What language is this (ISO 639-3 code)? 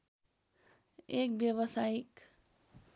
nep